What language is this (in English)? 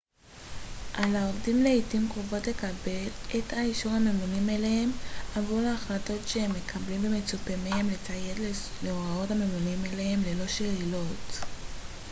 Hebrew